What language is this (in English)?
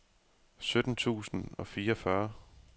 Danish